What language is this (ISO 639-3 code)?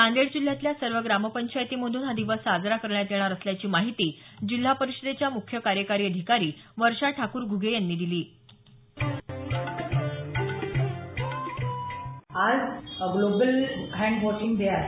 mar